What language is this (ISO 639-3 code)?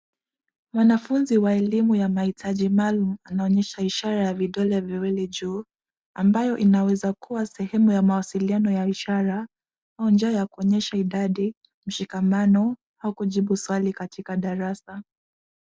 swa